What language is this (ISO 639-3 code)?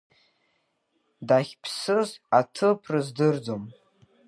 abk